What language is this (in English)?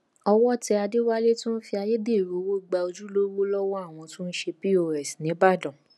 Yoruba